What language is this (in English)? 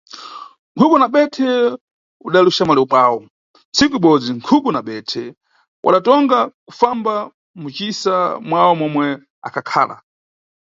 Nyungwe